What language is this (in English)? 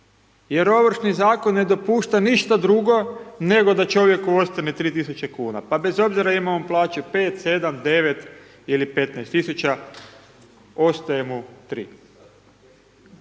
Croatian